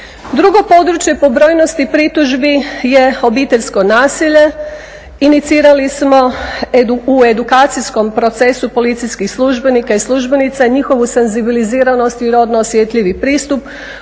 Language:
Croatian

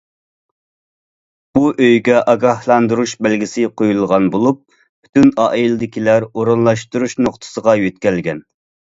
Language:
Uyghur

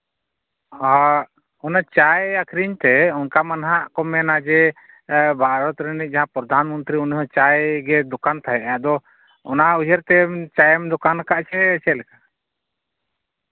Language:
Santali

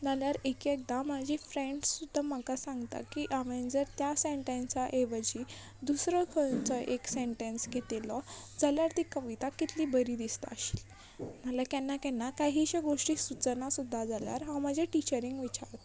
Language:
Konkani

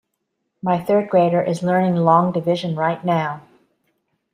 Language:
English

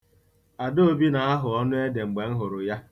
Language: Igbo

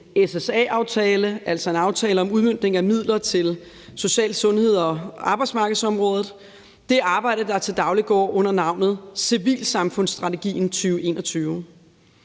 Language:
Danish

